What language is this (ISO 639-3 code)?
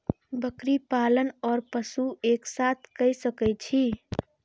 mai